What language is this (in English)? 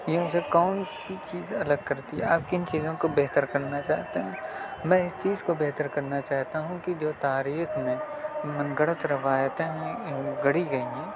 Urdu